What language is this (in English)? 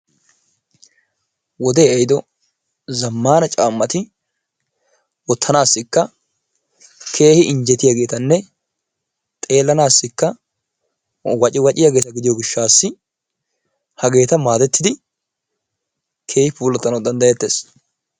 Wolaytta